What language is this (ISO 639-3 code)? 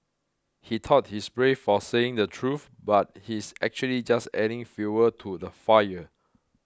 eng